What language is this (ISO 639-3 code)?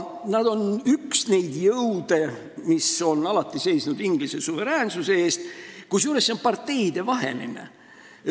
est